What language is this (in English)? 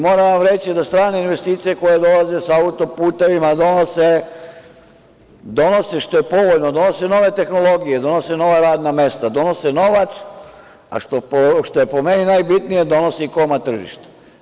Serbian